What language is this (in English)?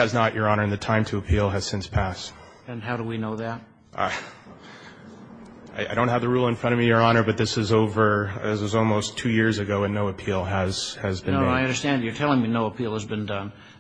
English